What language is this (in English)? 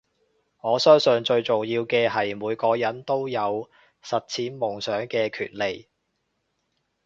Cantonese